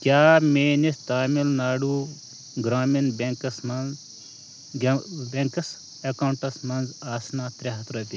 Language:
Kashmiri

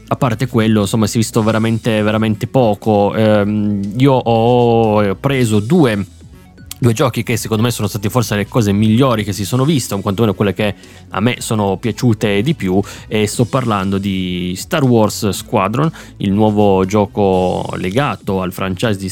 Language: Italian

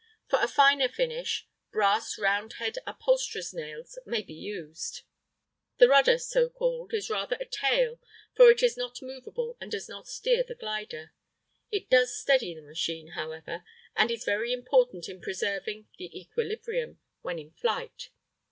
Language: English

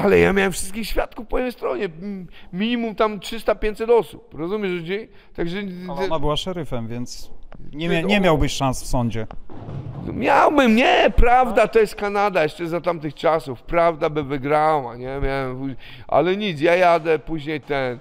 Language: Polish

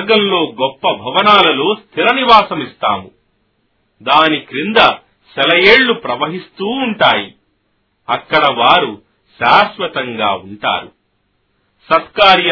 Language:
Telugu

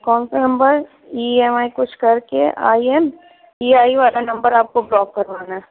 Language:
Urdu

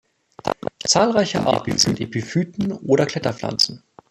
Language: German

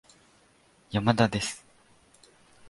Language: Japanese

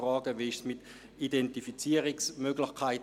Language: Swiss German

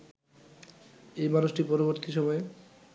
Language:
Bangla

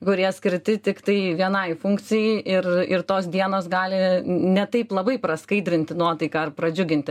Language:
Lithuanian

